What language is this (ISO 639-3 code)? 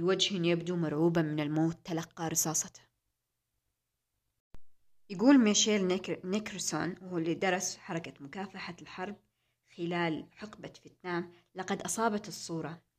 ara